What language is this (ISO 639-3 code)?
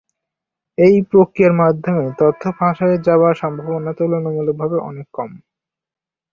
ben